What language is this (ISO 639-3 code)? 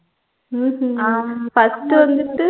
tam